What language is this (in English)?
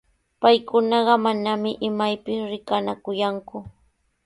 Sihuas Ancash Quechua